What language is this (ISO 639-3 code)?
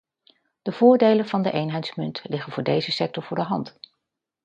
nld